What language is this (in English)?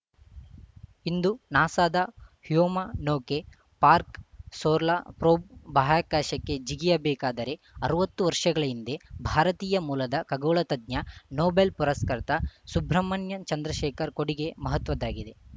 Kannada